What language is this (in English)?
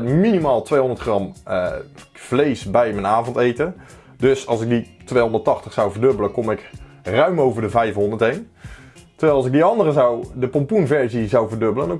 Dutch